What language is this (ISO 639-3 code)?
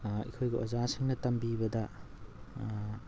mni